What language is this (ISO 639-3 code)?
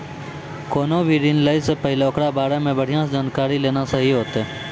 mai